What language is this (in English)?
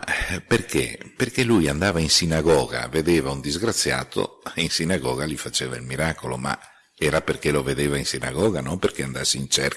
Italian